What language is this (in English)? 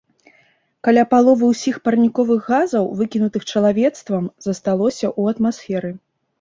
Belarusian